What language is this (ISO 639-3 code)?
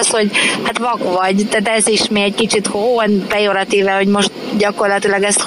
hun